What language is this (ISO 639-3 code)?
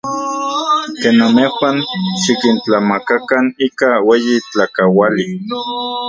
ncx